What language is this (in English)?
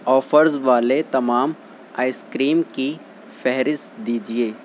Urdu